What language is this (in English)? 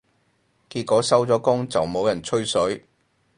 Cantonese